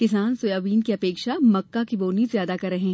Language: Hindi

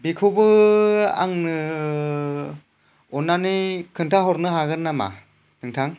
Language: Bodo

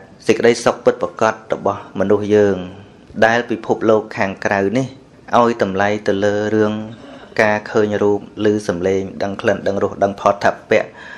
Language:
Vietnamese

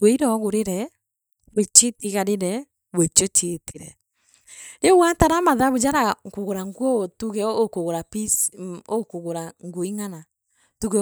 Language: Meru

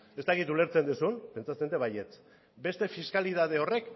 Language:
Basque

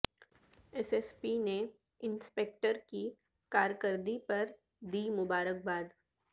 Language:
Urdu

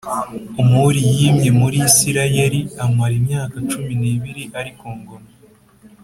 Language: Kinyarwanda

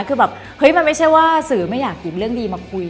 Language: Thai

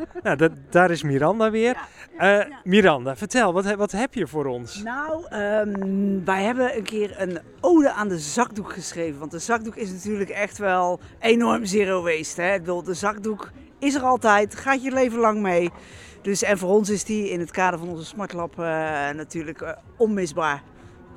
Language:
Dutch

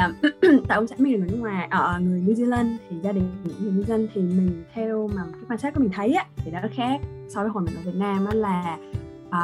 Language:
Vietnamese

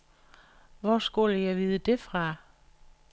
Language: Danish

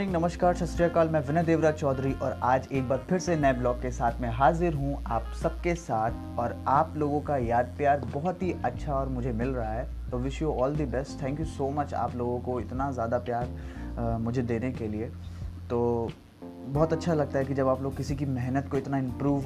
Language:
Hindi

